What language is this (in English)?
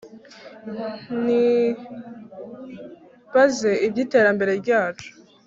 Kinyarwanda